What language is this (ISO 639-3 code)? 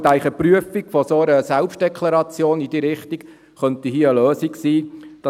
gsw